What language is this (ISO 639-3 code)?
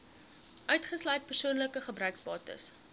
afr